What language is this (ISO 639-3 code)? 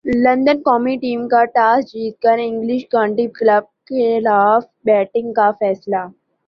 urd